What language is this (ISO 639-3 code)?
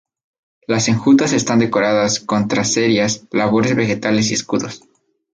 spa